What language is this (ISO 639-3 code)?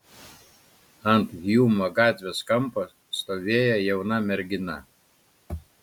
lit